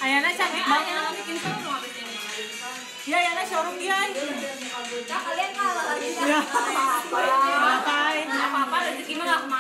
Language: Indonesian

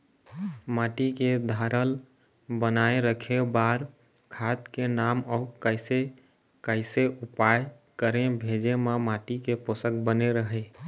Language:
Chhattisgarhi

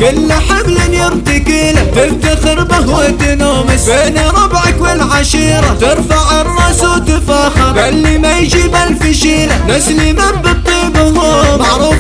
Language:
Arabic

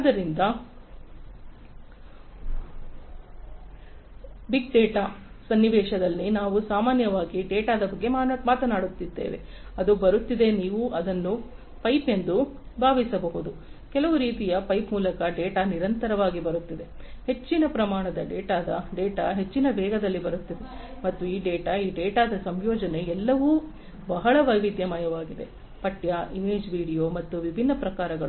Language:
Kannada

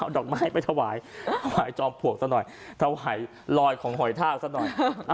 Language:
Thai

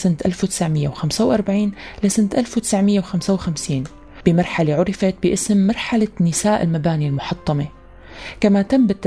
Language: Arabic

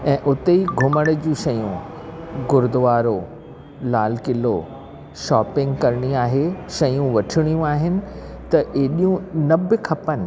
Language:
Sindhi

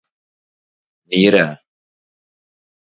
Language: Turkmen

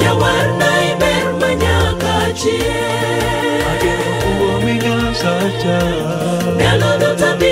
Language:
Vietnamese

